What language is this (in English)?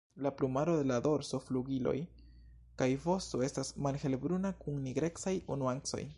Esperanto